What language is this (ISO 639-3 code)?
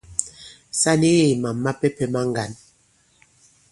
abb